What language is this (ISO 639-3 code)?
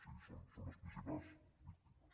cat